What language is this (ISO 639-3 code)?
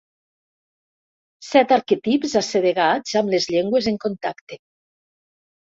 cat